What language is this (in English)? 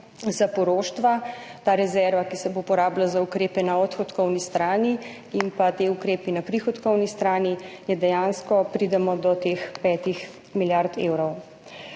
Slovenian